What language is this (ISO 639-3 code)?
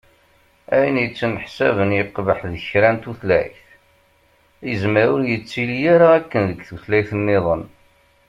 kab